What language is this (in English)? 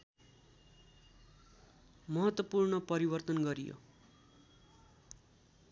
Nepali